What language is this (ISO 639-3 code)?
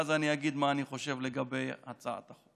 heb